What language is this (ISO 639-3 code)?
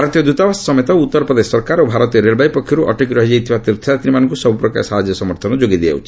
ori